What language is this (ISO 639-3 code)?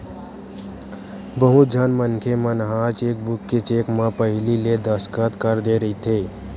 hne